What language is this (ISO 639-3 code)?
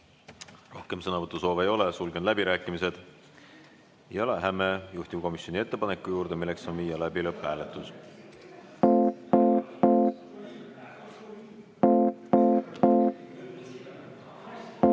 est